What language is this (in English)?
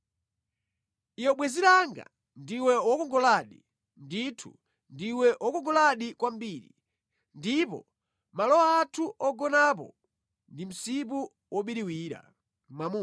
Nyanja